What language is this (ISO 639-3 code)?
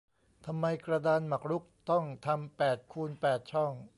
tha